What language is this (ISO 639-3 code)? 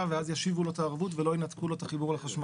heb